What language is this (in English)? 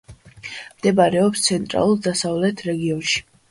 Georgian